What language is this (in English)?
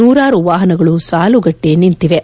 Kannada